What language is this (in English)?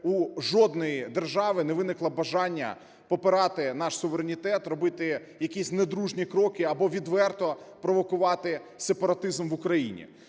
Ukrainian